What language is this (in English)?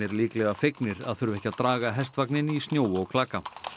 Icelandic